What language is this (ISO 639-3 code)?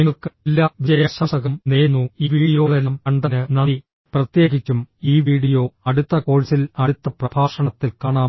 mal